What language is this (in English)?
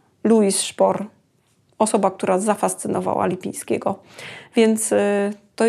Polish